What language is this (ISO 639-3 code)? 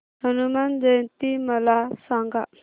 mar